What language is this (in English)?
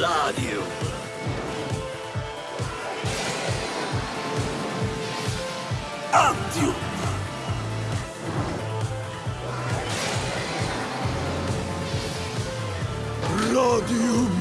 Italian